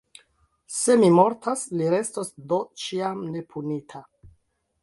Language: Esperanto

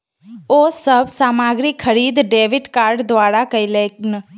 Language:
Maithili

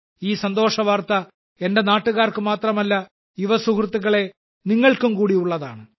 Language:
Malayalam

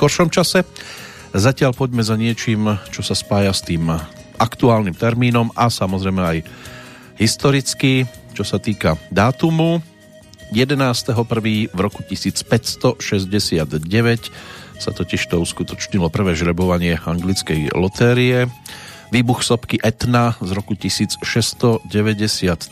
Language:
Slovak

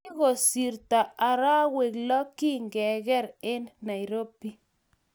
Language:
Kalenjin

